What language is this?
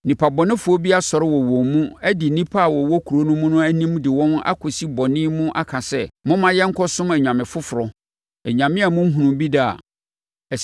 Akan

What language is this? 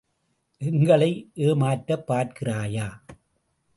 Tamil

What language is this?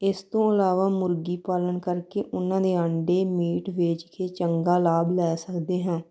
Punjabi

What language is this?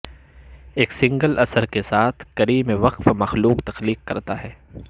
Urdu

